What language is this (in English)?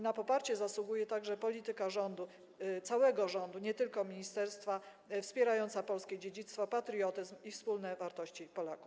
Polish